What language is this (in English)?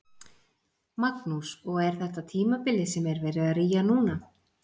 Icelandic